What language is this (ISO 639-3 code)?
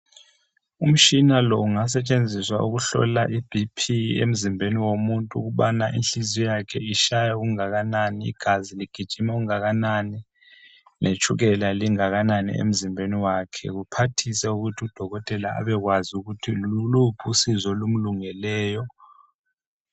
nde